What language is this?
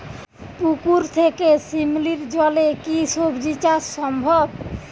Bangla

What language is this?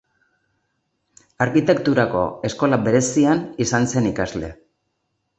Basque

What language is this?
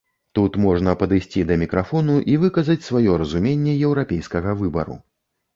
Belarusian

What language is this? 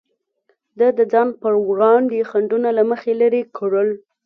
Pashto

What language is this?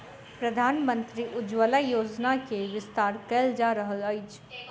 Maithili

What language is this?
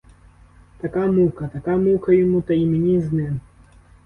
Ukrainian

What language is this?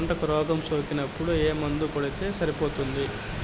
Telugu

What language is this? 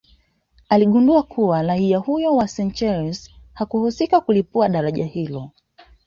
Swahili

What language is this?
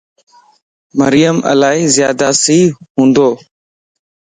Lasi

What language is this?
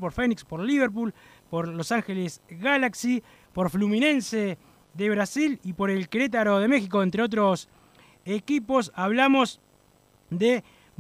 Spanish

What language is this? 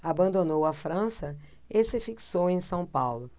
Portuguese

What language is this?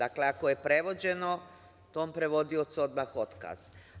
Serbian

